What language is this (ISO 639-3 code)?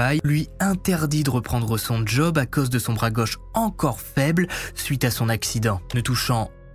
fra